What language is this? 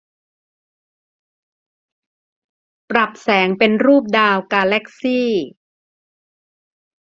Thai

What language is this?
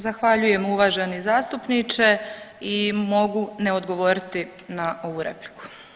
Croatian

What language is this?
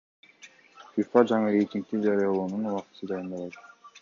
Kyrgyz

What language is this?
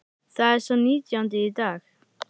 Icelandic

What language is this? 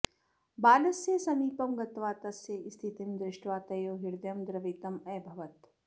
Sanskrit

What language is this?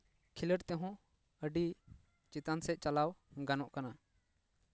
Santali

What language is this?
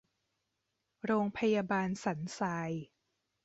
Thai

